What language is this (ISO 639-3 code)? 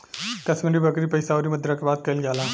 bho